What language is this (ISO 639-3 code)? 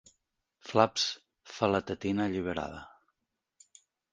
cat